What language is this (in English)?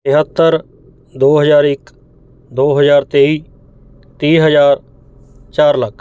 Punjabi